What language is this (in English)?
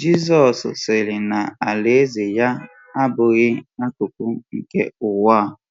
Igbo